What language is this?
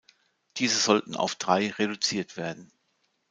German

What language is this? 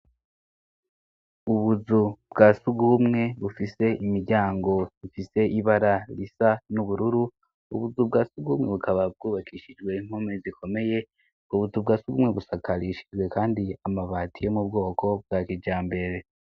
Rundi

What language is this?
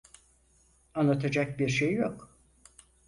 Turkish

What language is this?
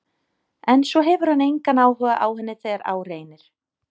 Icelandic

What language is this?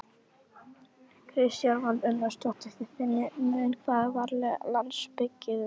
Icelandic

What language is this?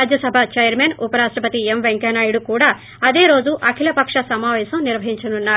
Telugu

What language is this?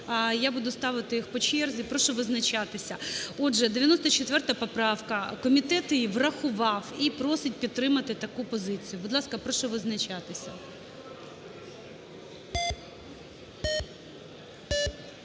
Ukrainian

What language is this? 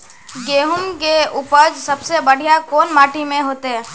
Magahi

